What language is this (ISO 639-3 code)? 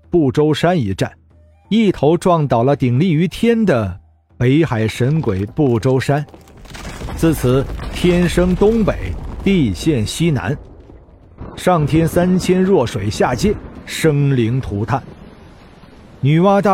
zho